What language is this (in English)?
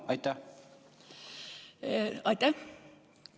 Estonian